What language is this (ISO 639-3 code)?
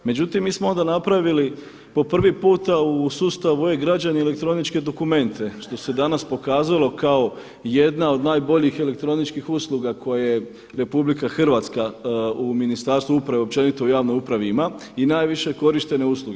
hrv